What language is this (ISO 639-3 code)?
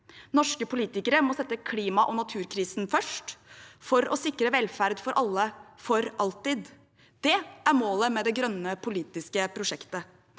nor